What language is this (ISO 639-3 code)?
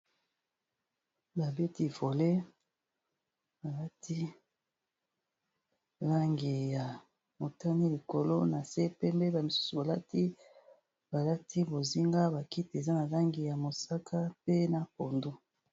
lin